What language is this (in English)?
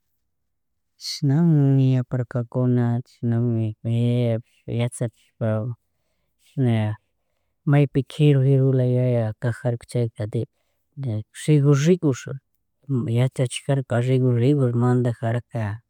Chimborazo Highland Quichua